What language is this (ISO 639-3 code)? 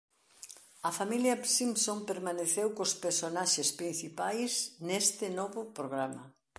glg